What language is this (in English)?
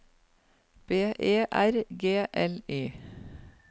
Norwegian